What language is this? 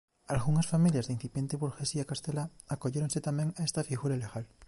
Galician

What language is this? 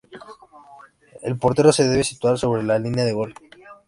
Spanish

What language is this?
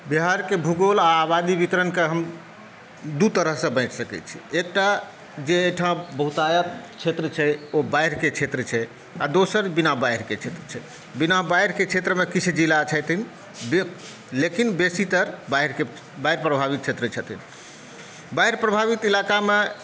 Maithili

